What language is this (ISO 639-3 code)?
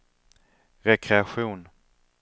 swe